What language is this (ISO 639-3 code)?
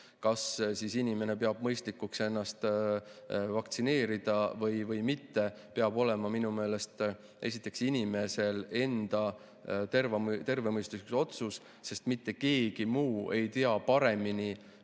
est